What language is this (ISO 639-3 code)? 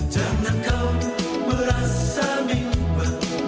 ind